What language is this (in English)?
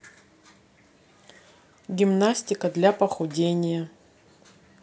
Russian